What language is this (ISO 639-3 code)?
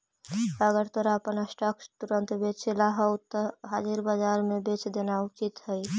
mag